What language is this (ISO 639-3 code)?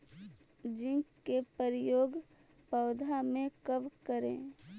mag